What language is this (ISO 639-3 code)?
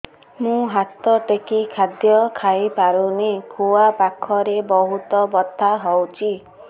ori